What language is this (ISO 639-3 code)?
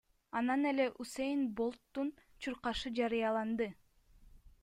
kir